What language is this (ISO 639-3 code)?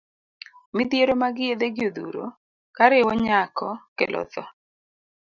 luo